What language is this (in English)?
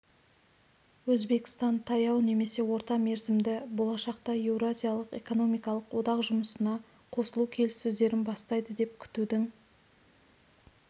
Kazakh